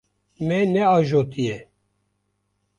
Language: Kurdish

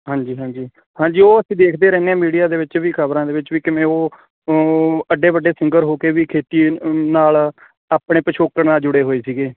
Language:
Punjabi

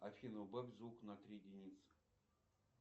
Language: Russian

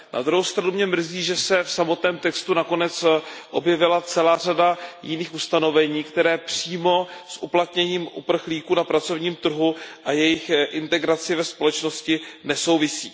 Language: Czech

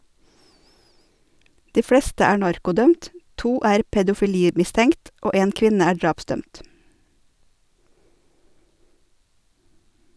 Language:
Norwegian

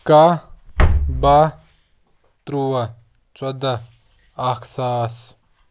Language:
Kashmiri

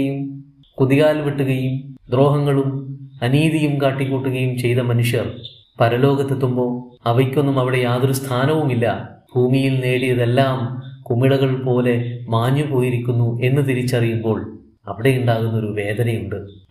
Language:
Malayalam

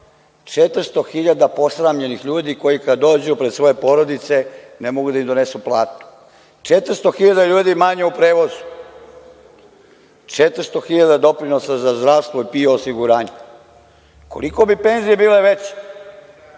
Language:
Serbian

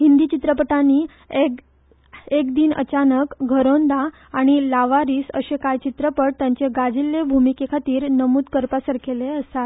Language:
Konkani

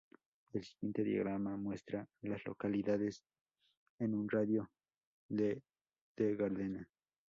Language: Spanish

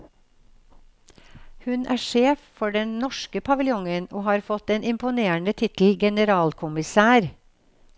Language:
Norwegian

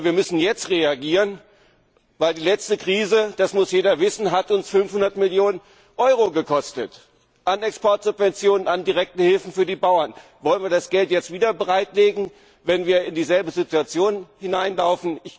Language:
German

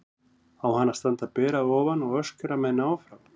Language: Icelandic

